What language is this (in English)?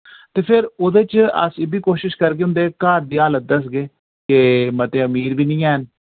Dogri